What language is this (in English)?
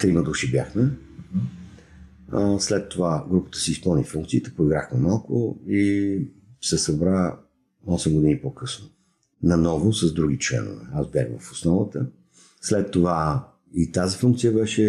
Bulgarian